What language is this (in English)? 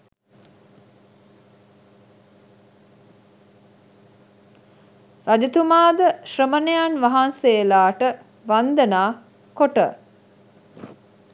Sinhala